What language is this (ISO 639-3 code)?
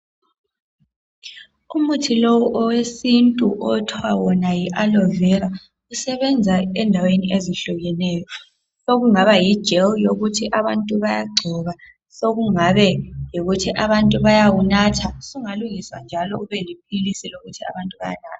nde